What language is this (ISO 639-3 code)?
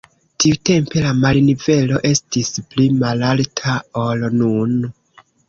epo